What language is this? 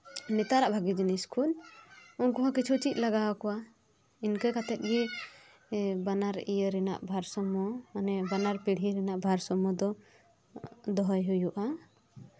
Santali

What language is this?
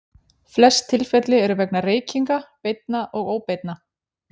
Icelandic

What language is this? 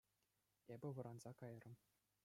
Chuvash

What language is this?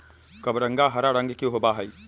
Magahi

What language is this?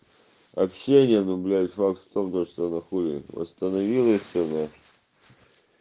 Russian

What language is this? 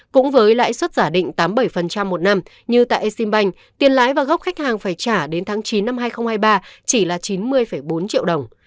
Vietnamese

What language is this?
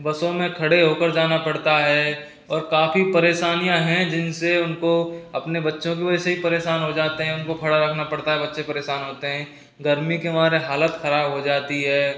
Hindi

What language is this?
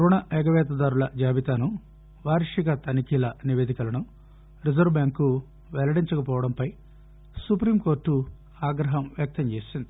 Telugu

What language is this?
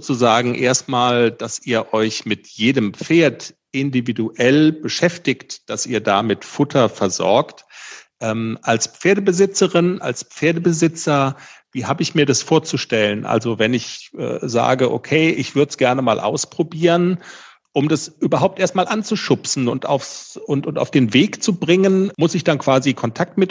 German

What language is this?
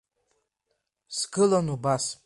Abkhazian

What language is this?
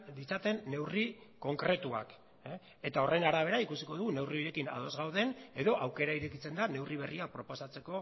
Basque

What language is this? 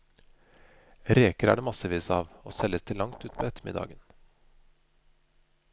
Norwegian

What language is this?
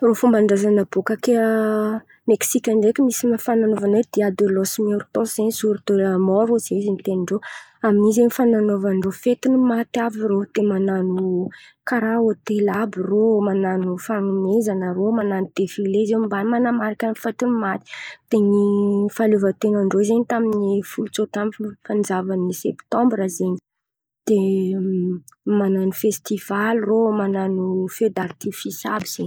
Antankarana Malagasy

